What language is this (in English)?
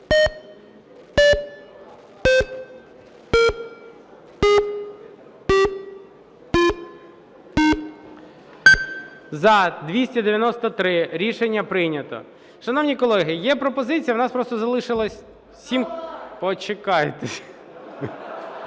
Ukrainian